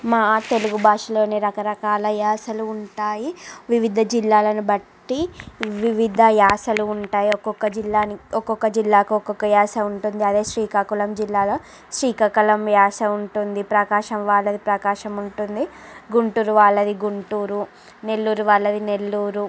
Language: Telugu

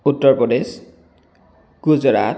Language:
Assamese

